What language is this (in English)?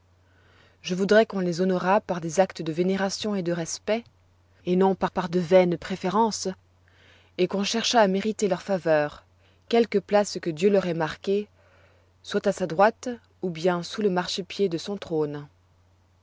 French